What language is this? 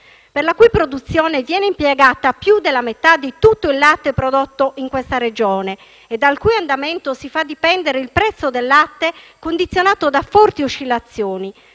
Italian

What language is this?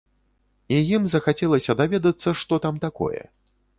Belarusian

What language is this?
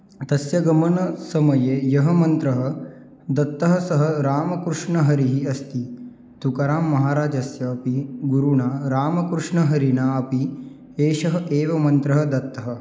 Sanskrit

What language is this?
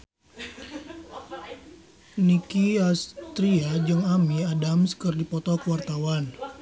Sundanese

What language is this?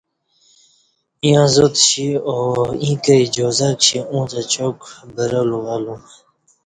Kati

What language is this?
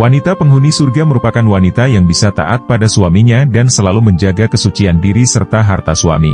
Indonesian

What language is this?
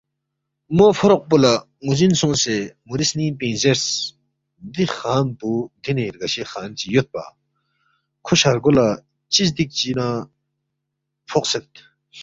Balti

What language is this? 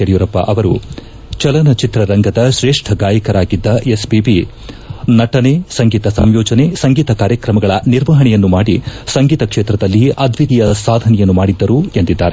Kannada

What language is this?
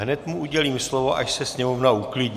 Czech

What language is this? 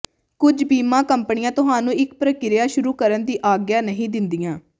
Punjabi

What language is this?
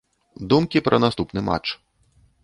Belarusian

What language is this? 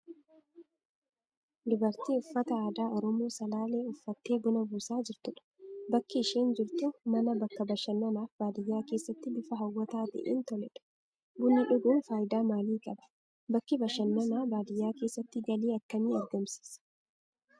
Oromo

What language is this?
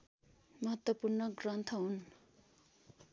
Nepali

